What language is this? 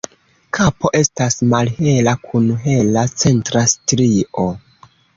Esperanto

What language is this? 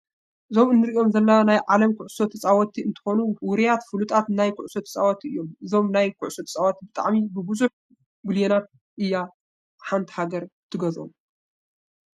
Tigrinya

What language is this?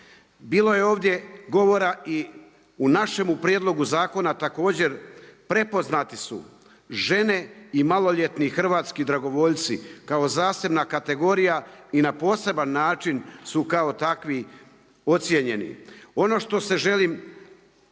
Croatian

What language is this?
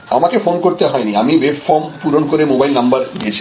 Bangla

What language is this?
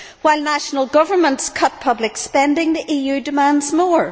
English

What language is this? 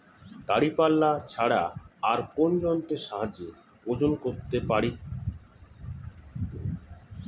Bangla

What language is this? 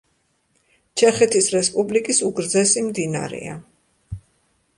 Georgian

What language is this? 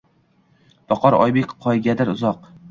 Uzbek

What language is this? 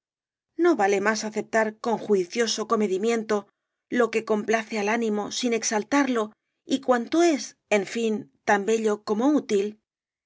Spanish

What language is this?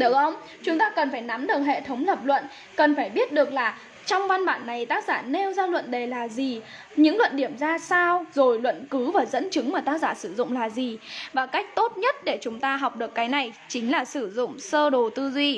Vietnamese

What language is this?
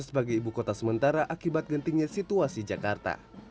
Indonesian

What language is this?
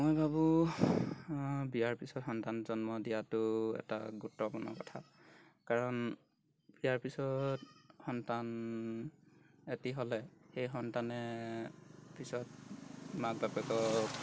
Assamese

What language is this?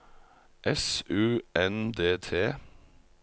Norwegian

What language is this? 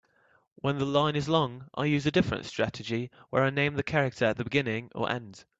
English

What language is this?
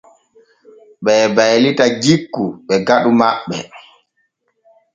Borgu Fulfulde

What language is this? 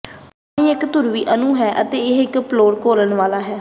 Punjabi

